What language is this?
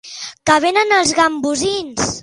Catalan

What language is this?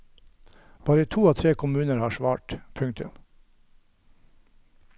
Norwegian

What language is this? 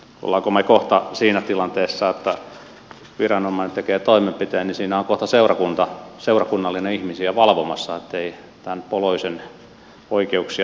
Finnish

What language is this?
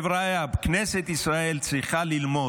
Hebrew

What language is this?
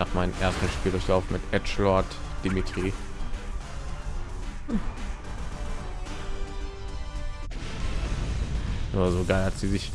German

